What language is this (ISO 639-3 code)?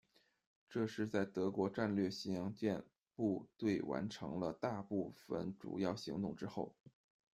zho